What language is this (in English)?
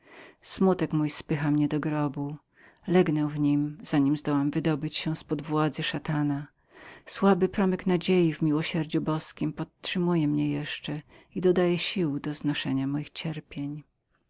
Polish